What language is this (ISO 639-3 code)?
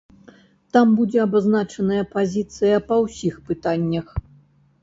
bel